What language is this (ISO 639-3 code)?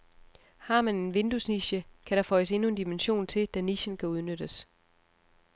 dan